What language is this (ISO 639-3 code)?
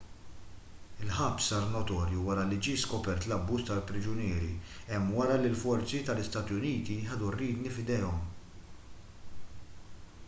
mlt